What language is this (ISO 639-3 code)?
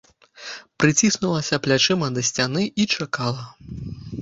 bel